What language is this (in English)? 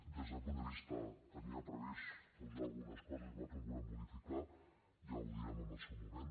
Catalan